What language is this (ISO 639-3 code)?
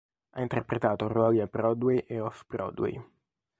ita